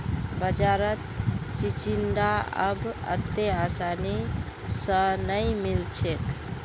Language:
Magahi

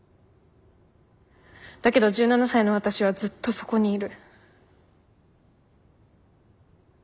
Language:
Japanese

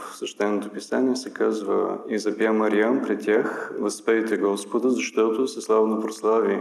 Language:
Bulgarian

